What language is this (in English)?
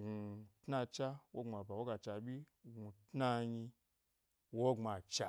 Gbari